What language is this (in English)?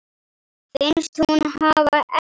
Icelandic